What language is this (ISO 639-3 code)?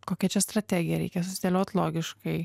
lit